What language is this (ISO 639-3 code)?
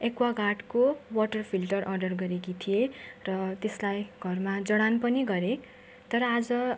nep